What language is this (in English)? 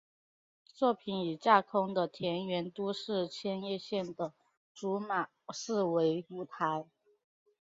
Chinese